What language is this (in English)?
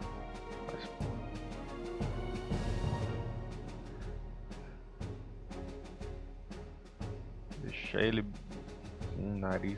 Portuguese